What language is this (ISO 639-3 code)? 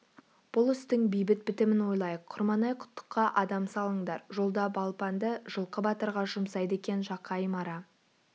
kaz